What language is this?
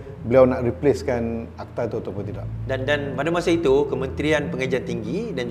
Malay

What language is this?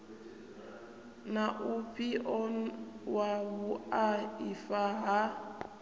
Venda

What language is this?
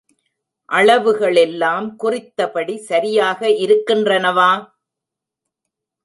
Tamil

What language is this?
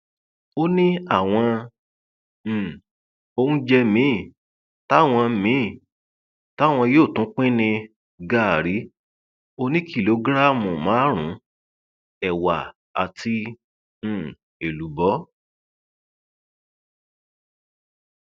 Yoruba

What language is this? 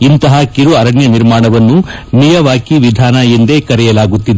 Kannada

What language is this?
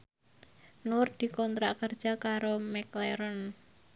Javanese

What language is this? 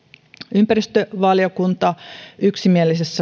Finnish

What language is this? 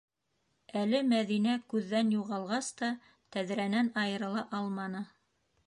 Bashkir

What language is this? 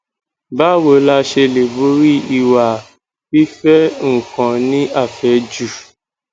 Yoruba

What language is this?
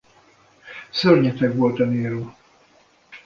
Hungarian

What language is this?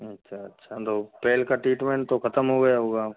Hindi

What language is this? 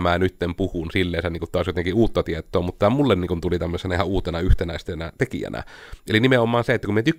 Finnish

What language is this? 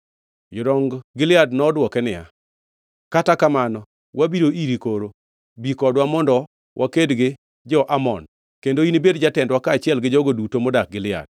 Luo (Kenya and Tanzania)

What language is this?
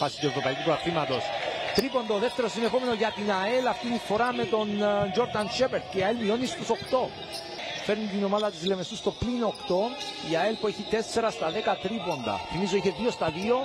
Greek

